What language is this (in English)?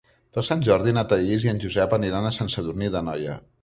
Catalan